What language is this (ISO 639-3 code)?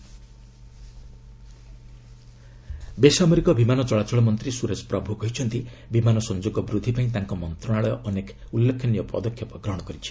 ori